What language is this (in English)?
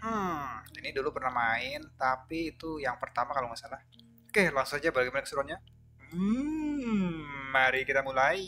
Indonesian